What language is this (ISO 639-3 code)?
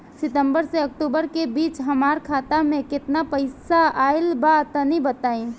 bho